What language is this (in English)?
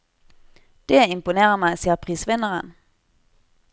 Norwegian